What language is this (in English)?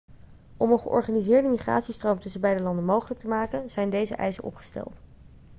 Dutch